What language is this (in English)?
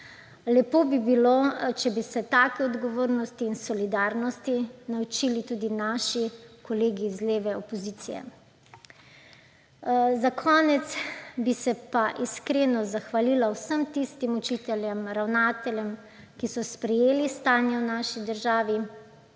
Slovenian